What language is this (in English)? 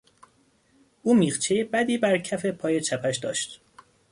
Persian